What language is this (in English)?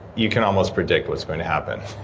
English